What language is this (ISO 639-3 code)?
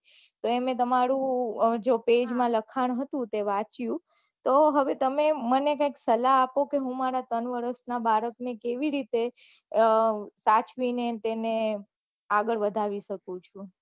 guj